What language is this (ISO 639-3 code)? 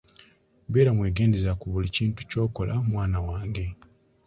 lug